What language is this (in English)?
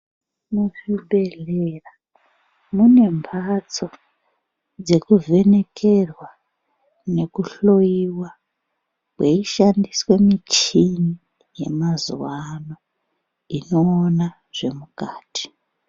Ndau